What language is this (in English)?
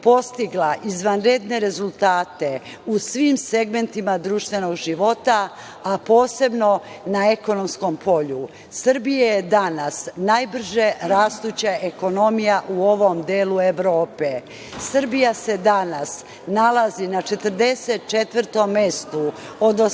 Serbian